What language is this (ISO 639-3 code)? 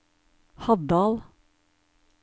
nor